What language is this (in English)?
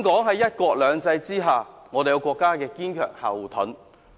Cantonese